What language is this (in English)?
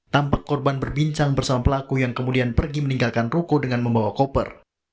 Indonesian